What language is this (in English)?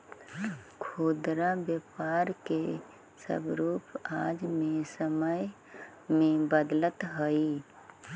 Magahi